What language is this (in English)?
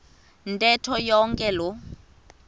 Xhosa